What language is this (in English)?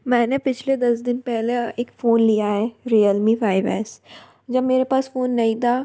Hindi